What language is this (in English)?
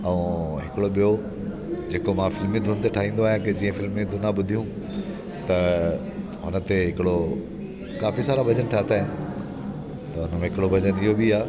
Sindhi